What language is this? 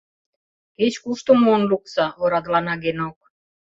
Mari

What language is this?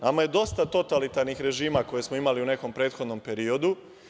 Serbian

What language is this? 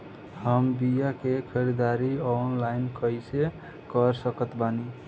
Bhojpuri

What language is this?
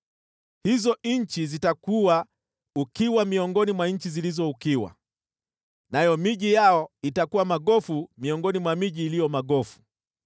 Swahili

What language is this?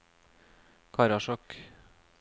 Norwegian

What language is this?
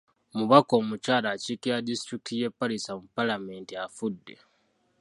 Ganda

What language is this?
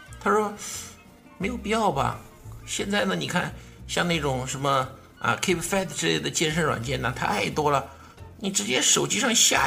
Chinese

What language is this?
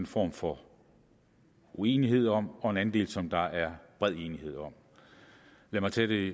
Danish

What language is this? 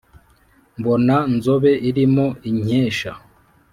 Kinyarwanda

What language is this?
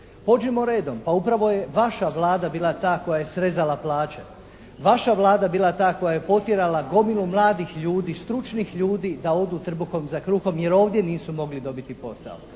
Croatian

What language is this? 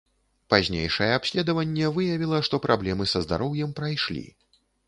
Belarusian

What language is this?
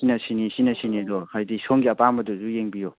Manipuri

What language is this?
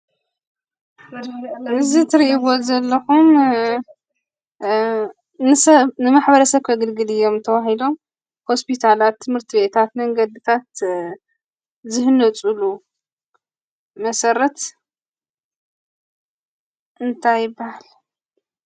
Tigrinya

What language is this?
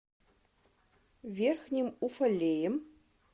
Russian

